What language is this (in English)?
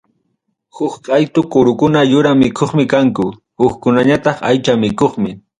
Ayacucho Quechua